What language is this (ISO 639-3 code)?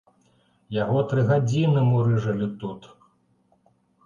bel